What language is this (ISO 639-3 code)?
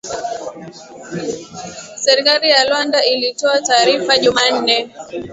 swa